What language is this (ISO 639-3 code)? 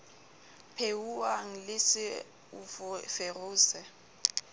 sot